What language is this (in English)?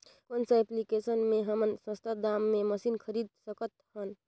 Chhattisgarhi